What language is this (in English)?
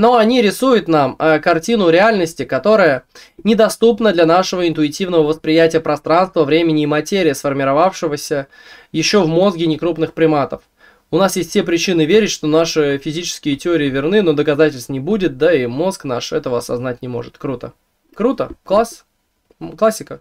Russian